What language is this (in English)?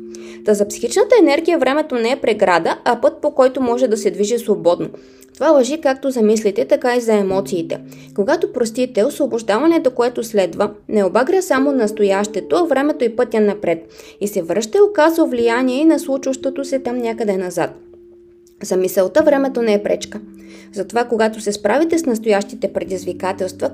Bulgarian